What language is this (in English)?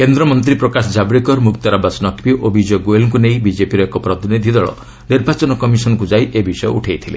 Odia